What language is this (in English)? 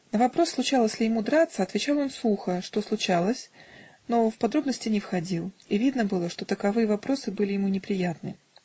Russian